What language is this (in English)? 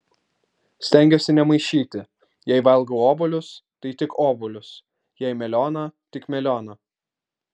Lithuanian